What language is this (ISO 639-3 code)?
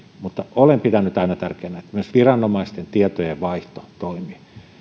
fin